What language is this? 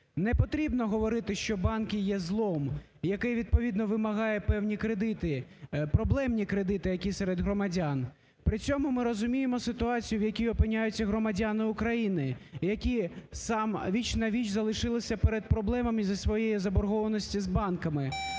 Ukrainian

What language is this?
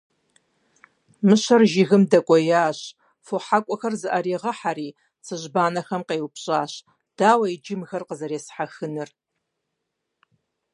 Kabardian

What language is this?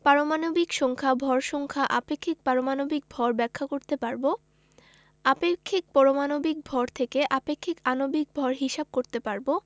Bangla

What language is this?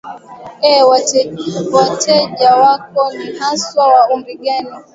Swahili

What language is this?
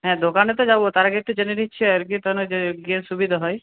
Bangla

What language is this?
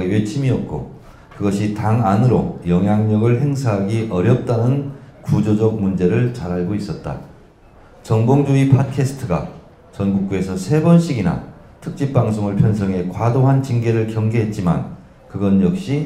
Korean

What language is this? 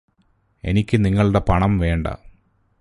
Malayalam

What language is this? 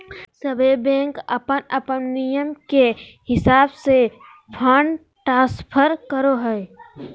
Magahi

